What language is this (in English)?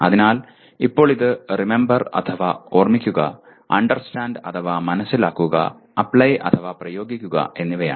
Malayalam